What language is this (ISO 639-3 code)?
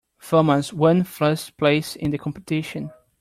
eng